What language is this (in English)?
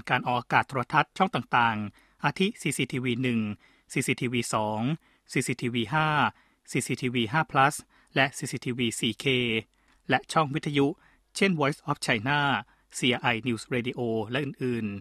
Thai